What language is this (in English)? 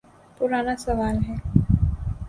Urdu